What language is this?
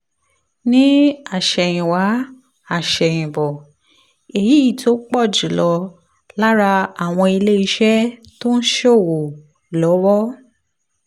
Yoruba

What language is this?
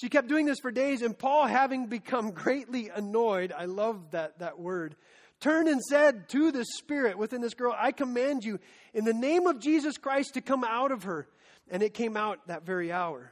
English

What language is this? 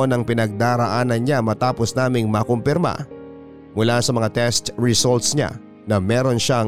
Filipino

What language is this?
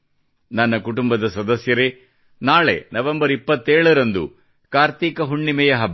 Kannada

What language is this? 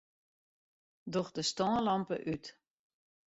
Western Frisian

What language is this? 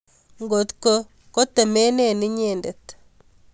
Kalenjin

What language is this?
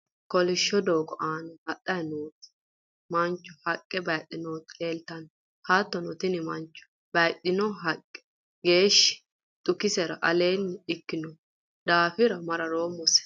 Sidamo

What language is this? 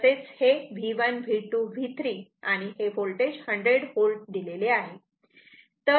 Marathi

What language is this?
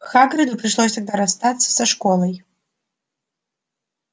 Russian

